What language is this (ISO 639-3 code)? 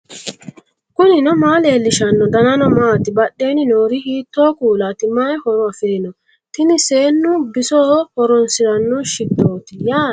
sid